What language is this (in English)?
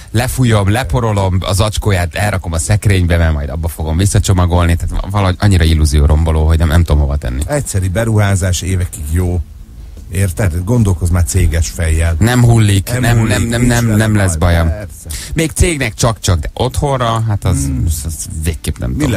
Hungarian